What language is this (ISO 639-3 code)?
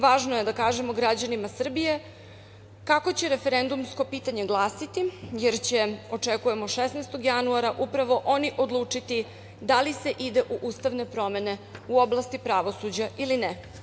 srp